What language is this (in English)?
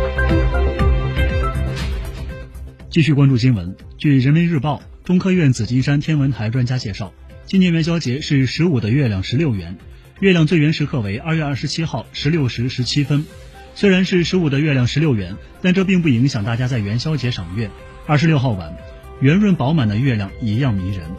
Chinese